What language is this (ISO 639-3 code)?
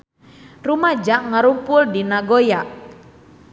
sun